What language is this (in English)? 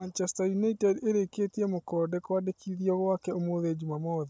Kikuyu